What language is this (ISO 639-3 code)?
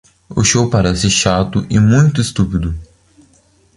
por